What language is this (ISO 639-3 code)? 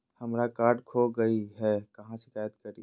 mag